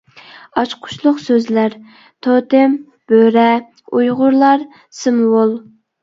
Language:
Uyghur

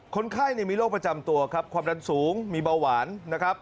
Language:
Thai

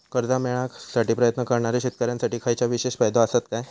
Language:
Marathi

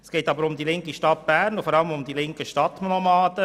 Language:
Swiss German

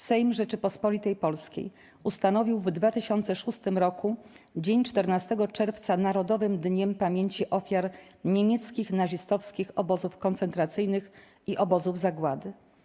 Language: Polish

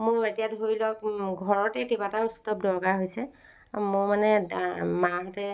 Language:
Assamese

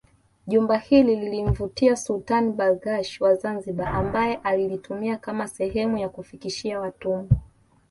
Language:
Swahili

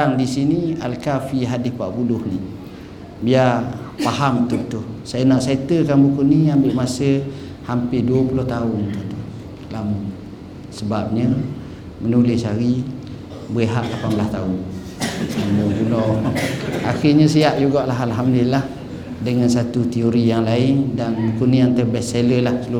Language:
Malay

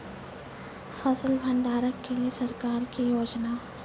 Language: Maithili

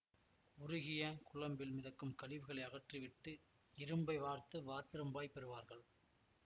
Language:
Tamil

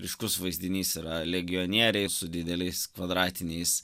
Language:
Lithuanian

